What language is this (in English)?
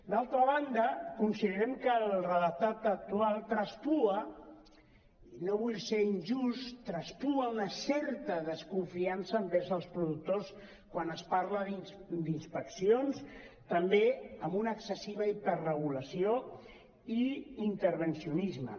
Catalan